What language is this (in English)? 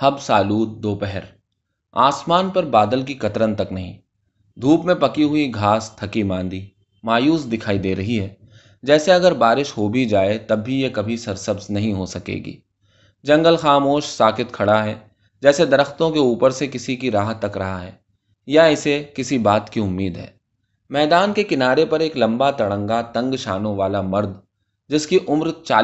Urdu